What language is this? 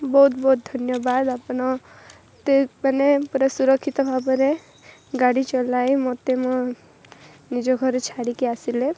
Odia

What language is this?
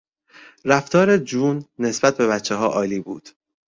Persian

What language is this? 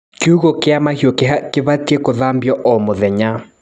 Kikuyu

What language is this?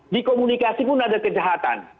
Indonesian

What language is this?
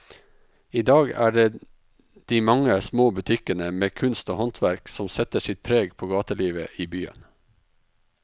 Norwegian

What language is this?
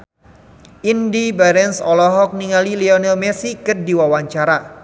Sundanese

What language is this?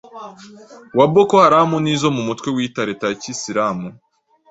Kinyarwanda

